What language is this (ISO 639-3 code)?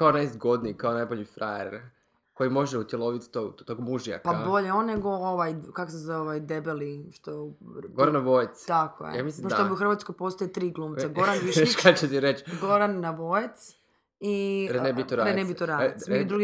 hrv